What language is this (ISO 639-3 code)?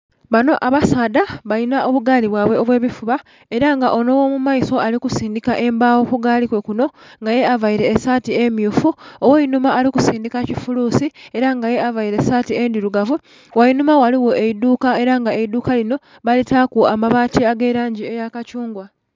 xog